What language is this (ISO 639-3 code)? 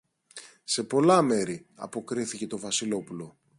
ell